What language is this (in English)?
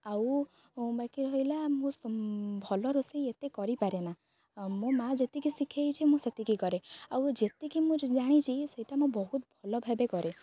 Odia